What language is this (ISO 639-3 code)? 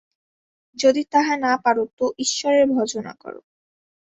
ben